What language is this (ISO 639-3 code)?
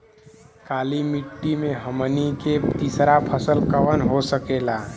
bho